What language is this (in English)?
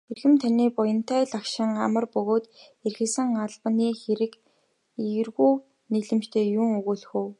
Mongolian